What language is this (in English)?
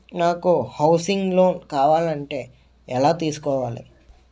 Telugu